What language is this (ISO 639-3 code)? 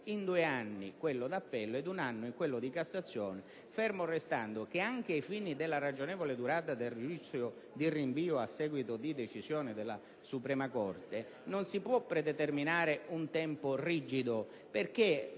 ita